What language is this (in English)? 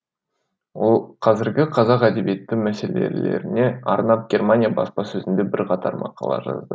Kazakh